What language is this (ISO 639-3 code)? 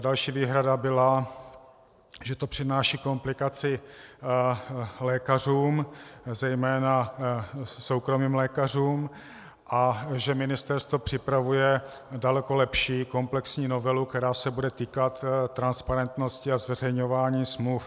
ces